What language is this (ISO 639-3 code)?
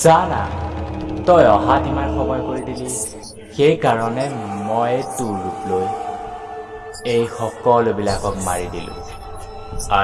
hin